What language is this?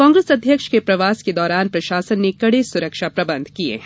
Hindi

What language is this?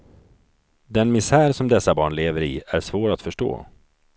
Swedish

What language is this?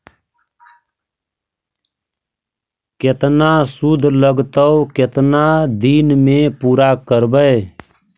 Magahi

